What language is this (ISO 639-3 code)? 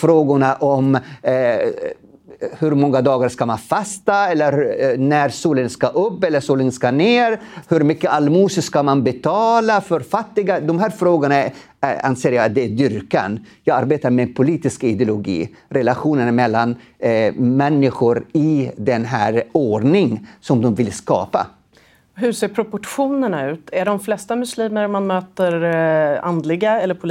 swe